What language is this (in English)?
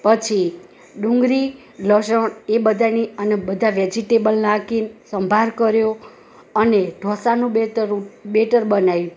Gujarati